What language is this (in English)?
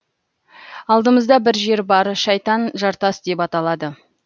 Kazakh